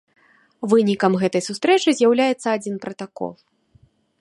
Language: Belarusian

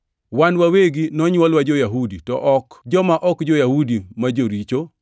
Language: Luo (Kenya and Tanzania)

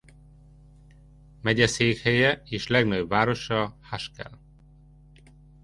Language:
Hungarian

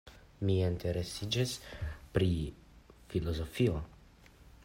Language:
Esperanto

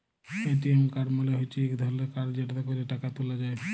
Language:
Bangla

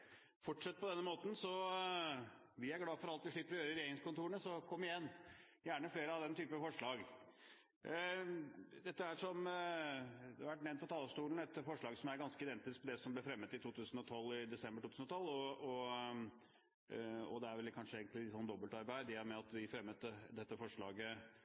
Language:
Norwegian Bokmål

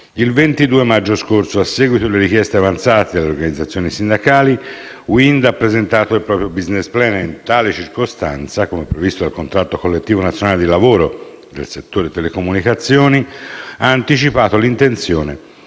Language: Italian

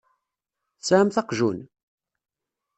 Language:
Kabyle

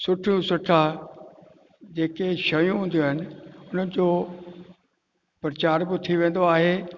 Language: Sindhi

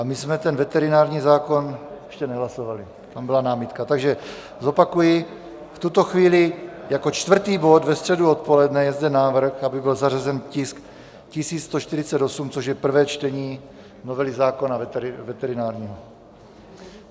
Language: Czech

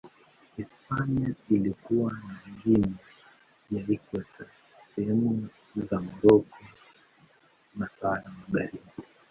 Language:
Swahili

